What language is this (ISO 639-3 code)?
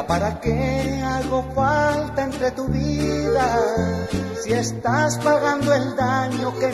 spa